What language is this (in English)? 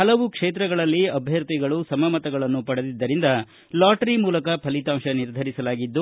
Kannada